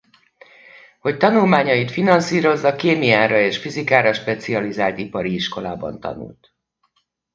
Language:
Hungarian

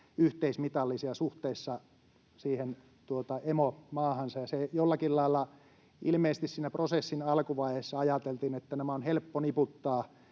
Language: Finnish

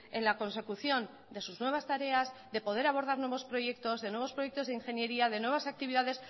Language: Spanish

